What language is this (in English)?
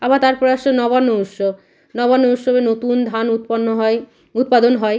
Bangla